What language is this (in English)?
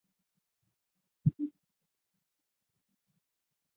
Chinese